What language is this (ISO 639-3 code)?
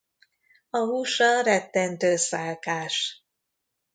hun